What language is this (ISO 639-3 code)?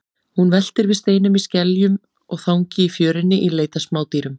isl